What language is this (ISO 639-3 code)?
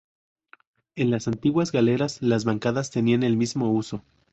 spa